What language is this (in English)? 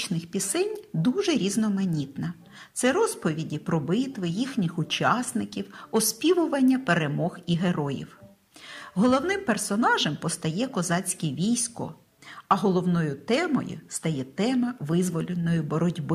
Ukrainian